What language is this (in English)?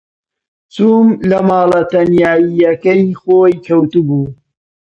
Central Kurdish